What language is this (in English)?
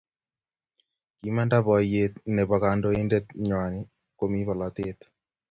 Kalenjin